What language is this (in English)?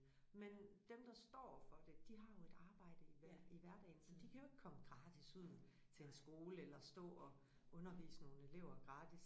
Danish